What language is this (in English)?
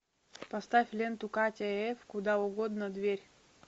Russian